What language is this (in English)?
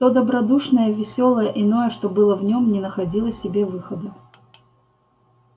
Russian